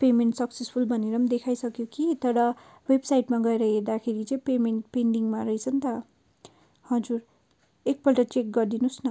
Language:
Nepali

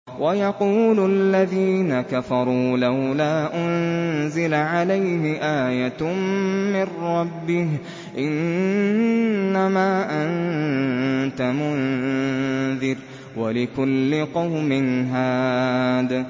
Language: Arabic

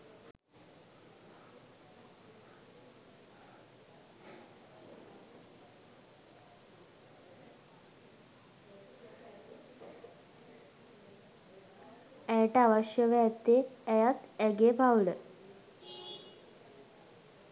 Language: Sinhala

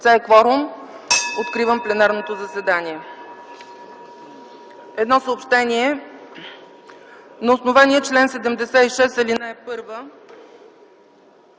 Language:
Bulgarian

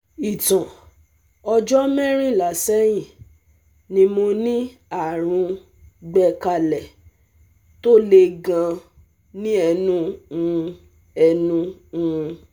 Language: Yoruba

